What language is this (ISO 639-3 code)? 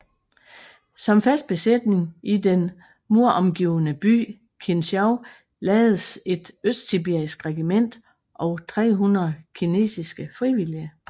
dan